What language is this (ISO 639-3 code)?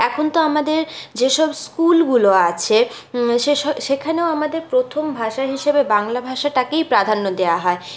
ben